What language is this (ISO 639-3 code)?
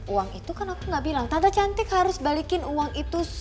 ind